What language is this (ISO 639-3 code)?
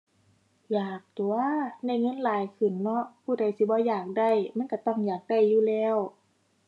tha